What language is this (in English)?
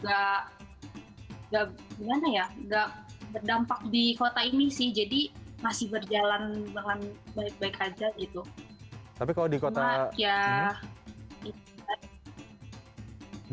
Indonesian